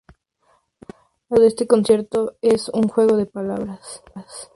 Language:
Spanish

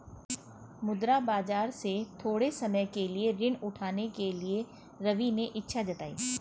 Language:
Hindi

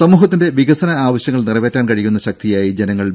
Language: Malayalam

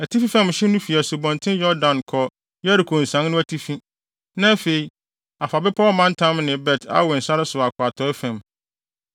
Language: Akan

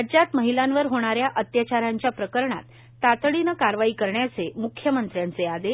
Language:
Marathi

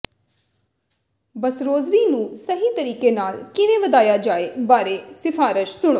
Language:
Punjabi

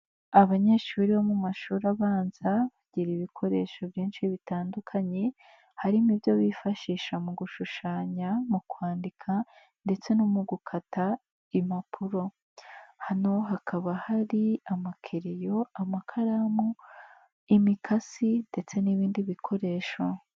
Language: Kinyarwanda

